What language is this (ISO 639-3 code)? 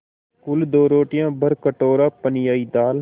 hin